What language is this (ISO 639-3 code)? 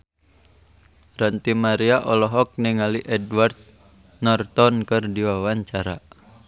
sun